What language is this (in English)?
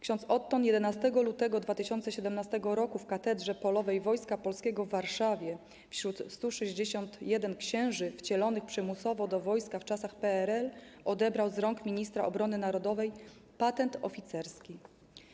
Polish